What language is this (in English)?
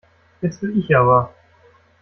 German